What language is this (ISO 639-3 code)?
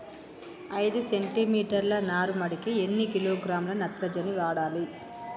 tel